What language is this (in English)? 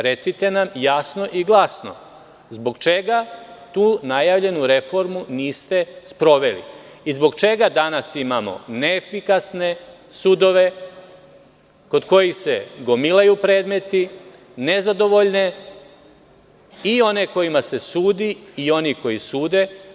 Serbian